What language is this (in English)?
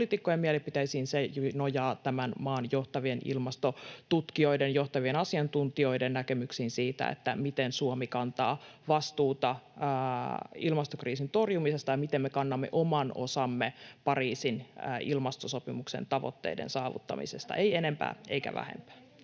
Finnish